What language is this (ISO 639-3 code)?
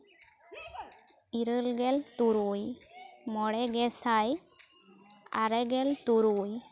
sat